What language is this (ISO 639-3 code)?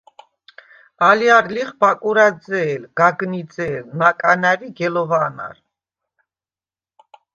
sva